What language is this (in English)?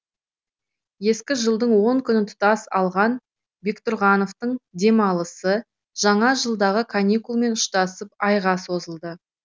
Kazakh